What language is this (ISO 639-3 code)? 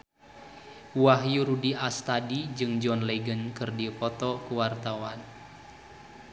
sun